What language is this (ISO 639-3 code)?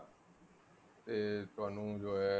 pan